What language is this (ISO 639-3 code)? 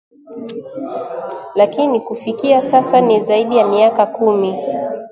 swa